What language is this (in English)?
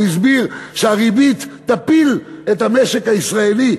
Hebrew